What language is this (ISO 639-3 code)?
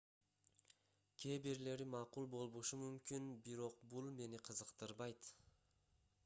kir